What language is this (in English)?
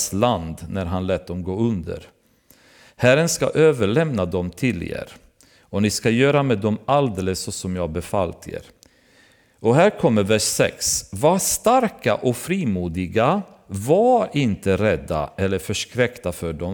Swedish